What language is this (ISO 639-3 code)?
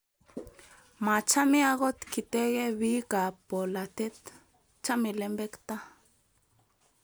kln